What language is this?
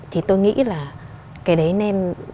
Vietnamese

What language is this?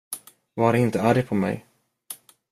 Swedish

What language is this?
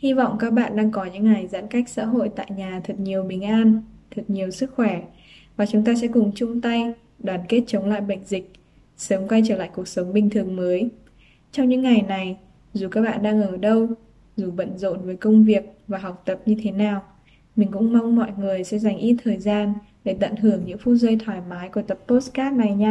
Vietnamese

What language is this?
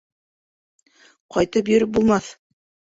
Bashkir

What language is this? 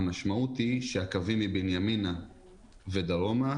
Hebrew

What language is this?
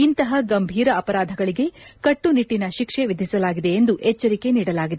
Kannada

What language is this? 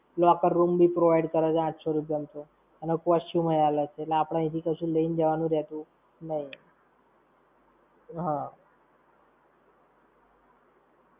Gujarati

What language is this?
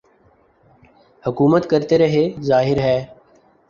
Urdu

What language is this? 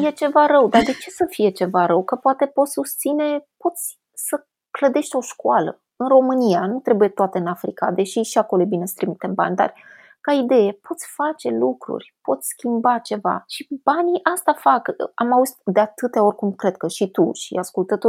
Romanian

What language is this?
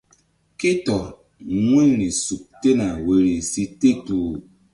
Mbum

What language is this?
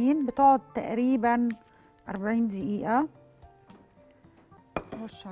Arabic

